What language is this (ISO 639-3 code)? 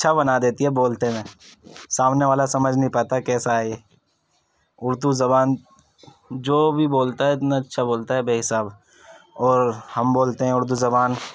urd